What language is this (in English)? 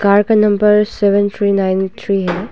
Hindi